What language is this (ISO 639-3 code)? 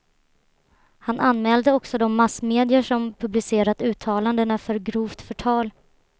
swe